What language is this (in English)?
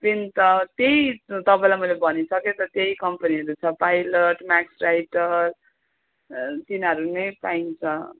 Nepali